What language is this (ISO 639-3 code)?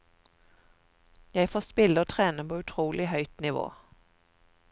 nor